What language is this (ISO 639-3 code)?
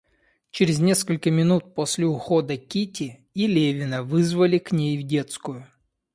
rus